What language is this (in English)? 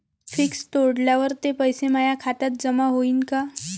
Marathi